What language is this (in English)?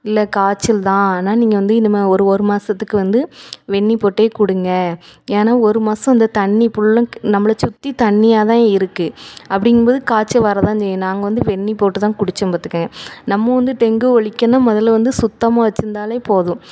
Tamil